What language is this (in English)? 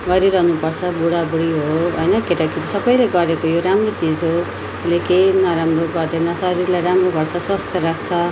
Nepali